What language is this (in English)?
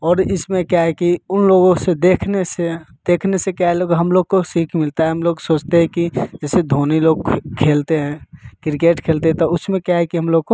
Hindi